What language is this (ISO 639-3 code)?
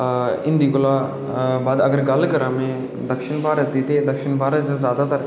doi